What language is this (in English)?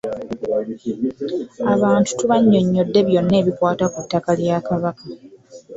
Ganda